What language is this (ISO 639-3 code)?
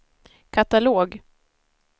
swe